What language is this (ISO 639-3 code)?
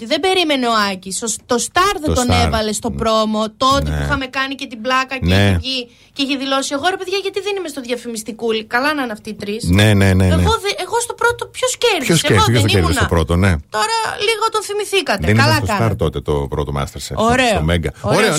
ell